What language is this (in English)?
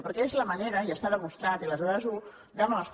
Catalan